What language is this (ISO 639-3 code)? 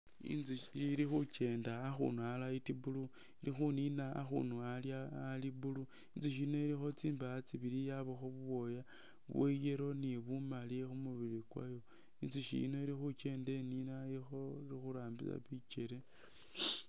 myx